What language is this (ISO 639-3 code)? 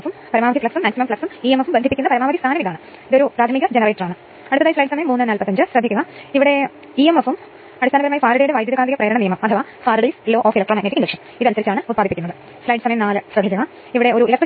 mal